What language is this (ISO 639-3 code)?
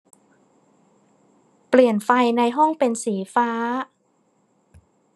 tha